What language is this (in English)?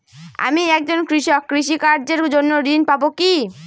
Bangla